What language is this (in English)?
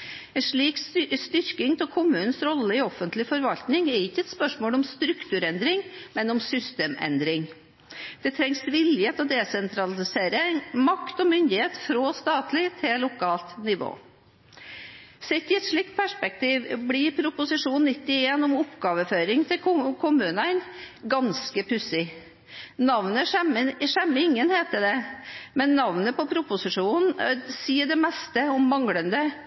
Norwegian Bokmål